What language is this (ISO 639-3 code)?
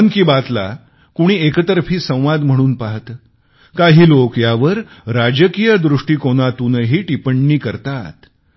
mar